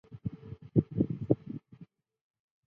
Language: Chinese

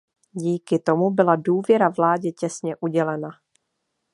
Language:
Czech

